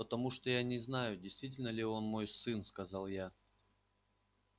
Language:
Russian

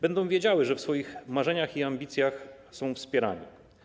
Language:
Polish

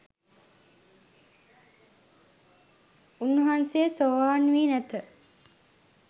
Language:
Sinhala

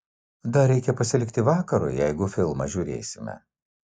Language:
Lithuanian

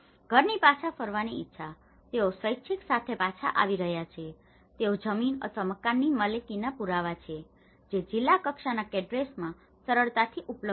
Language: Gujarati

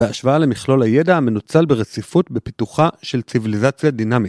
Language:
Hebrew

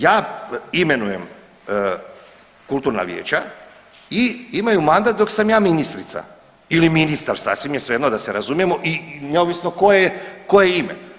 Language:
Croatian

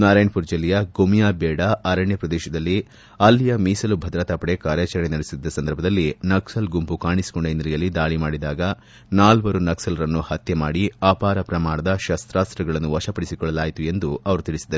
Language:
Kannada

